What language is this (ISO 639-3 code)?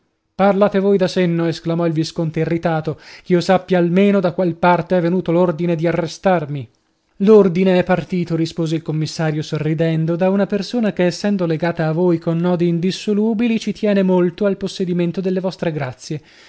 ita